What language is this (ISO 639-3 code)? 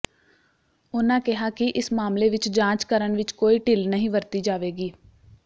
pan